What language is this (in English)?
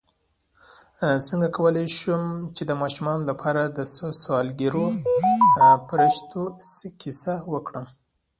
Pashto